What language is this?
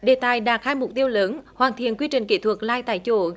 Vietnamese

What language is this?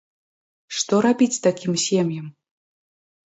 Belarusian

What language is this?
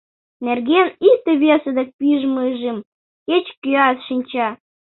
Mari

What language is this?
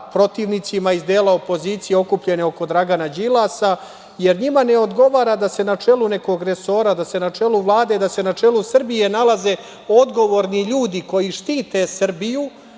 Serbian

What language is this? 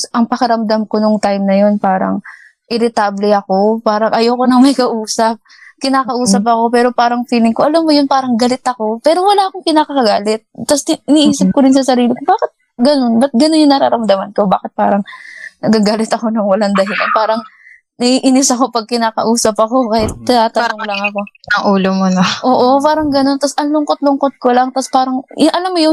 Filipino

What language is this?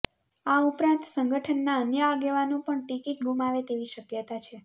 Gujarati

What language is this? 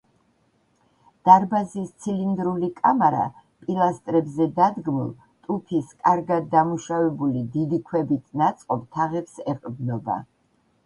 Georgian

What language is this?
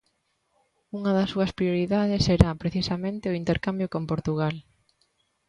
Galician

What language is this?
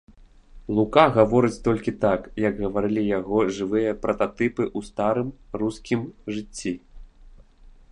Belarusian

